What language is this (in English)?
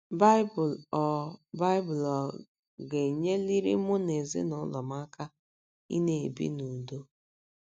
Igbo